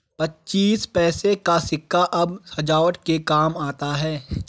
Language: Hindi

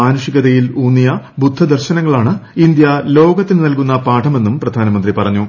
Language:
Malayalam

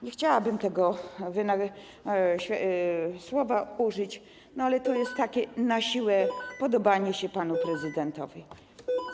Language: Polish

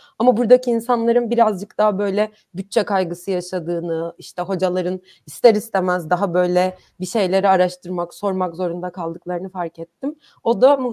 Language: Turkish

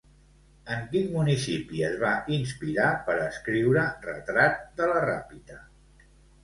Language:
Catalan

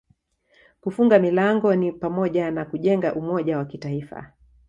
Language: Swahili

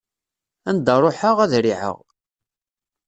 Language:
Kabyle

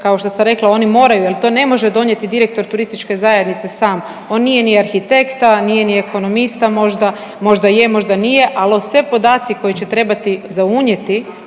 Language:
Croatian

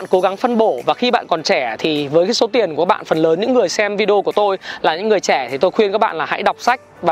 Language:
Vietnamese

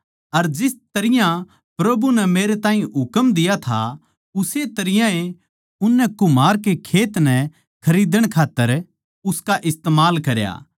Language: Haryanvi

